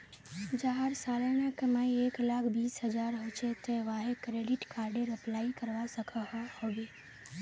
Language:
Magahi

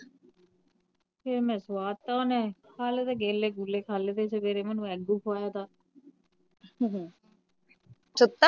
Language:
Punjabi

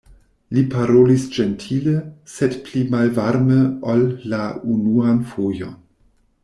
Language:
Esperanto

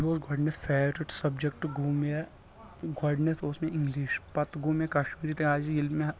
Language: Kashmiri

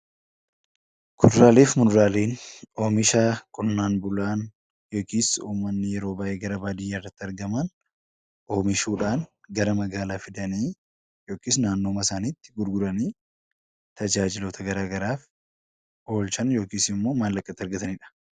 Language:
Oromo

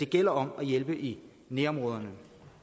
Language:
Danish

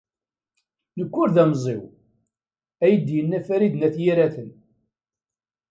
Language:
Kabyle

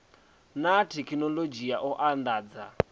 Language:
Venda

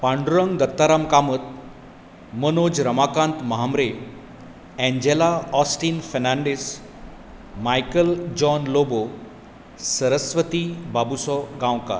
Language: Konkani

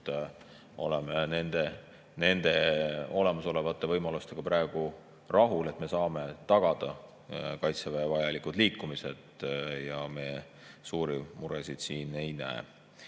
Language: Estonian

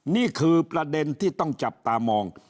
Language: Thai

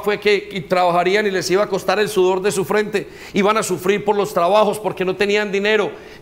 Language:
Spanish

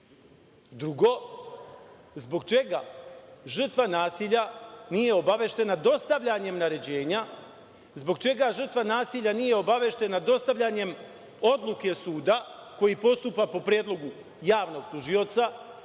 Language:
Serbian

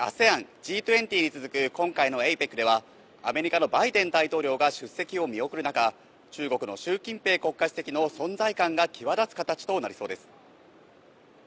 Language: Japanese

